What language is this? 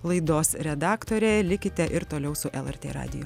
Lithuanian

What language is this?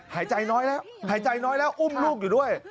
Thai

